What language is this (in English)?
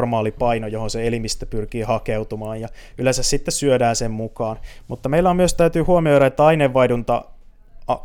Finnish